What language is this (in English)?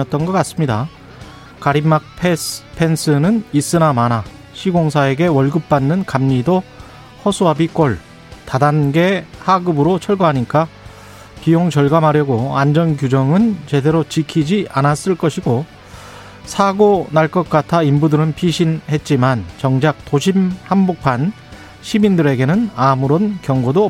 Korean